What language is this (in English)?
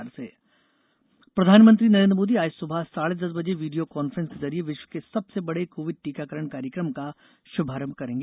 Hindi